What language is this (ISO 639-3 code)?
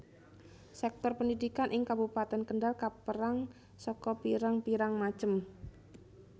jav